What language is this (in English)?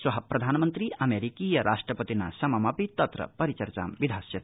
Sanskrit